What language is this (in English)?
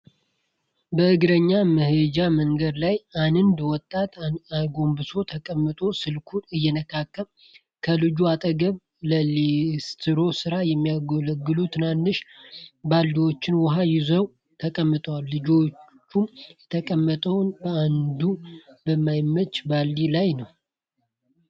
Amharic